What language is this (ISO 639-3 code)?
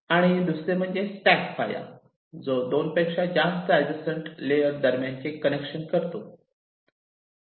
mar